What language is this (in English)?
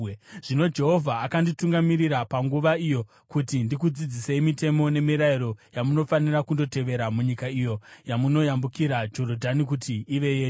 Shona